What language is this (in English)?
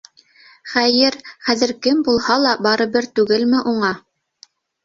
Bashkir